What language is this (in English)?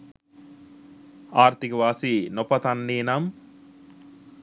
Sinhala